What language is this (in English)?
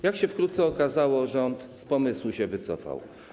Polish